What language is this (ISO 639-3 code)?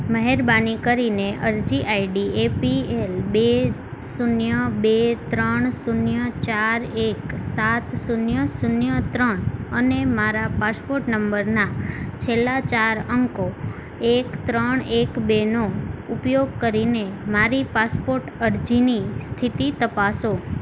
guj